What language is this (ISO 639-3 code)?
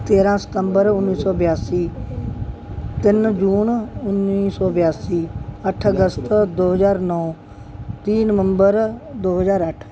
pan